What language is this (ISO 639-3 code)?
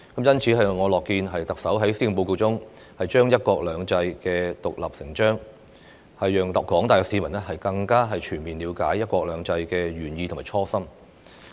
yue